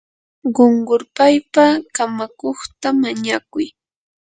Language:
Yanahuanca Pasco Quechua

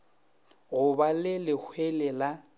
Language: Northern Sotho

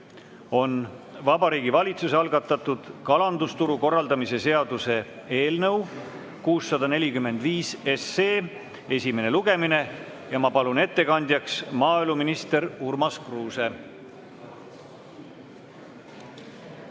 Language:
Estonian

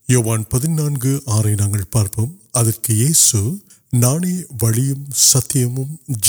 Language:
Urdu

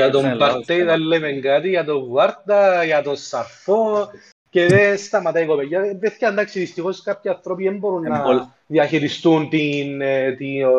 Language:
Greek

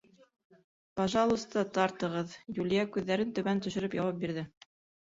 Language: Bashkir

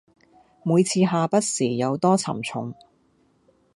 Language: Cantonese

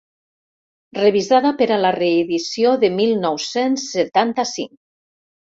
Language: Catalan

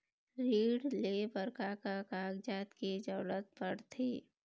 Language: Chhattisgarhi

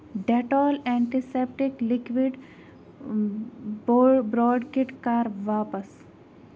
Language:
Kashmiri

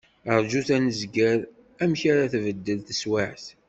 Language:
Kabyle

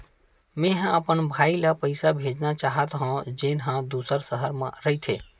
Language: Chhattisgarhi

